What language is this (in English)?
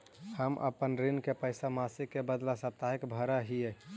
Magahi